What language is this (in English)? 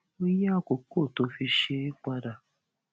Yoruba